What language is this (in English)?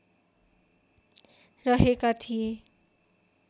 Nepali